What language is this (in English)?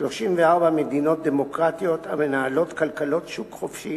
Hebrew